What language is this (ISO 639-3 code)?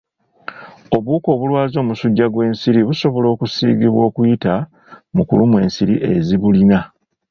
lug